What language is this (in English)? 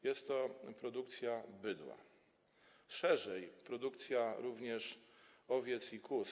Polish